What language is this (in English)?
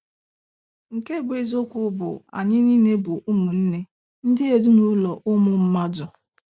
Igbo